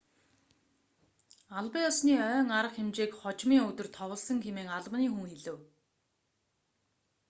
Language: Mongolian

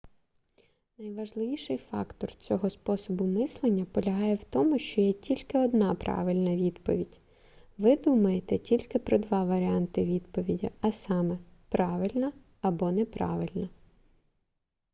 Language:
Ukrainian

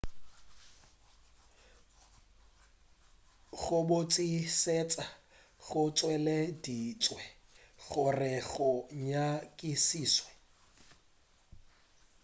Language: Northern Sotho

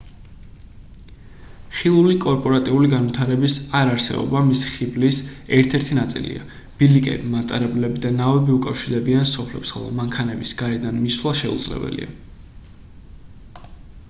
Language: Georgian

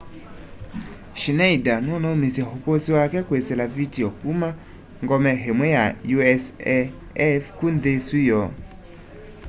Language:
Kamba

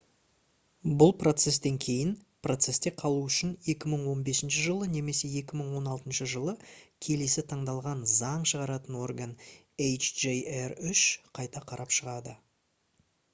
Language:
Kazakh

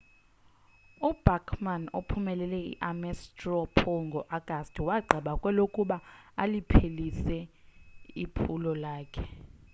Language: Xhosa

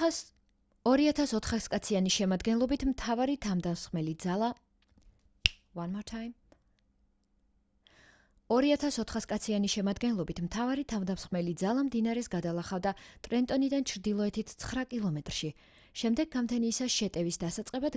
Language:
Georgian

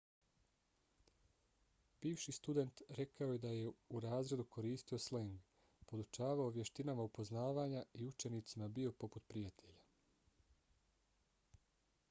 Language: Bosnian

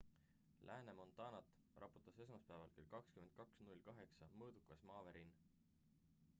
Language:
Estonian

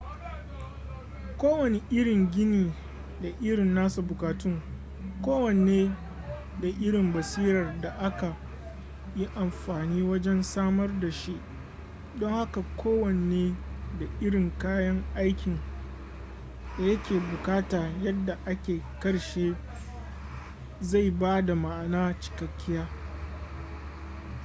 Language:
Hausa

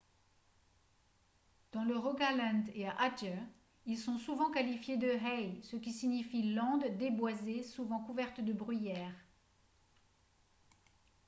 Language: French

